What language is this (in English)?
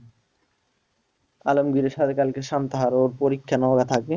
Bangla